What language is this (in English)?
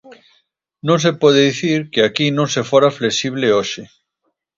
Galician